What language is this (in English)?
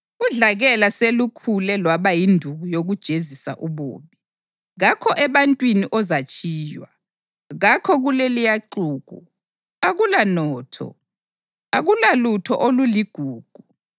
North Ndebele